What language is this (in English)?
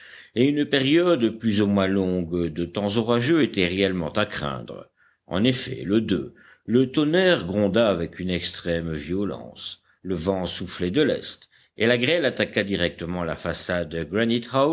French